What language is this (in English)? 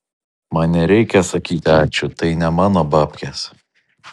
Lithuanian